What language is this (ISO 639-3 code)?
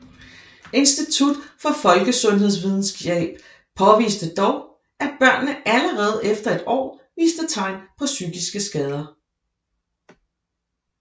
dan